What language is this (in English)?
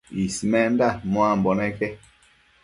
Matsés